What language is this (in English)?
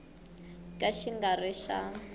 Tsonga